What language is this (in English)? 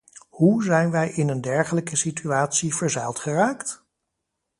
Dutch